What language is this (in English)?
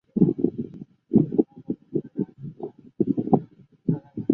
Chinese